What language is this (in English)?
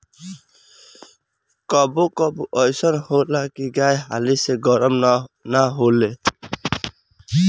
Bhojpuri